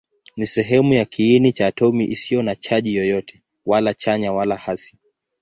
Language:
Swahili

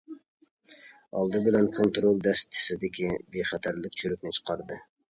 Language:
Uyghur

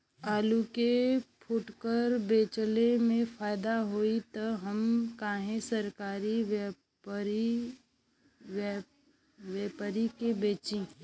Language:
Bhojpuri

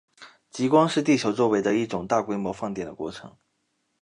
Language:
Chinese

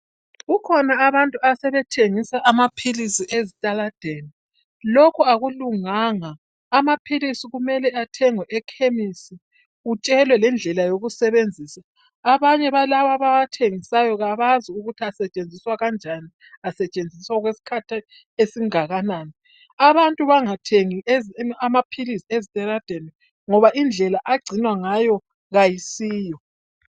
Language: North Ndebele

